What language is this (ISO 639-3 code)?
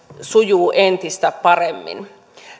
fin